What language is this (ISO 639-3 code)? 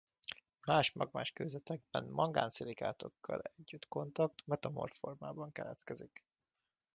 hun